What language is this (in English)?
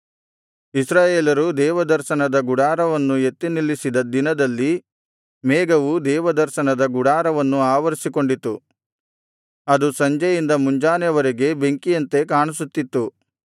Kannada